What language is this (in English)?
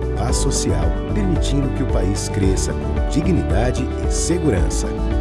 Portuguese